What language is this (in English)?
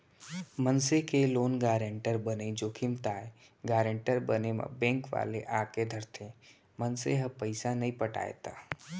Chhattisgarhi